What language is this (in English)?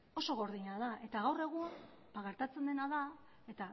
Basque